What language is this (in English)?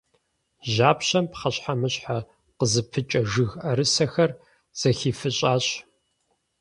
Kabardian